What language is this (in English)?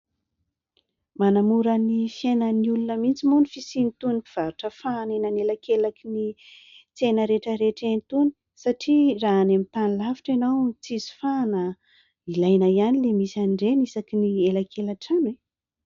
Malagasy